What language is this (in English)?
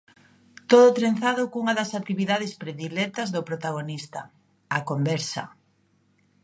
Galician